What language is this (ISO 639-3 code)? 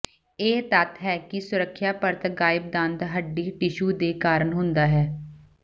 pan